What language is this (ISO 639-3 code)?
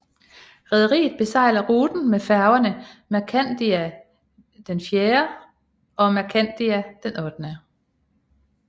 dan